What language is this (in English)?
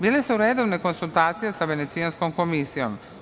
Serbian